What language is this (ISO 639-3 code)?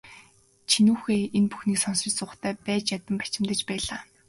mon